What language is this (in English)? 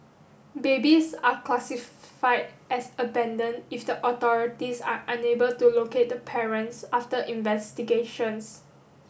English